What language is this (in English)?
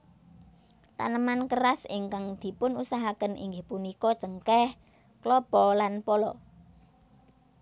Javanese